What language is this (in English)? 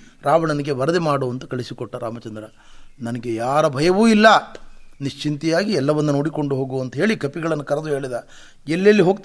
Kannada